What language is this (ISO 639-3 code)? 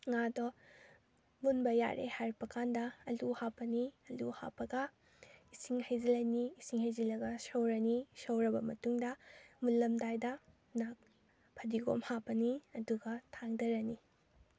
mni